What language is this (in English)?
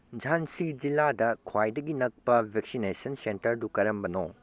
Manipuri